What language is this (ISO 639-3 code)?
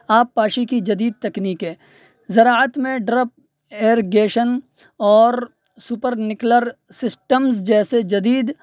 urd